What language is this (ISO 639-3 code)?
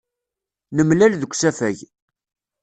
kab